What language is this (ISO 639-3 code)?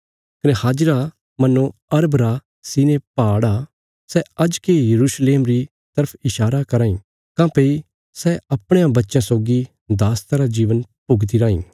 kfs